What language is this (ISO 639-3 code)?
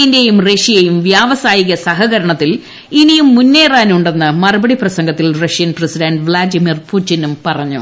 mal